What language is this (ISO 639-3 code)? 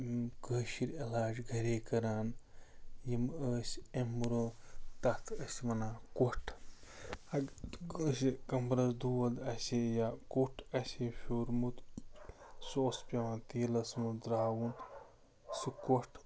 kas